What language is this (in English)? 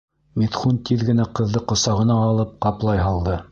Bashkir